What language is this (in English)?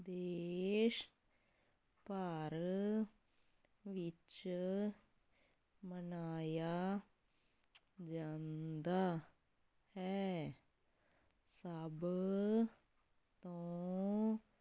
Punjabi